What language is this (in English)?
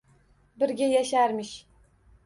Uzbek